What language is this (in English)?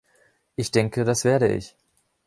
German